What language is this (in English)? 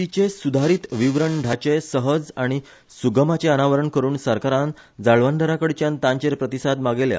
Konkani